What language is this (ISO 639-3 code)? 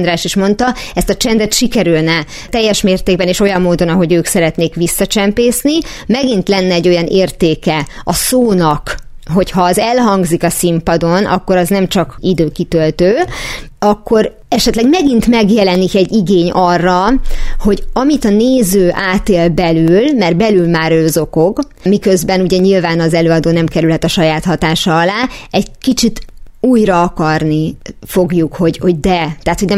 hun